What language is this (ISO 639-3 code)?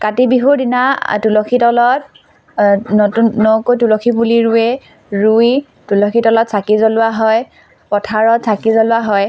asm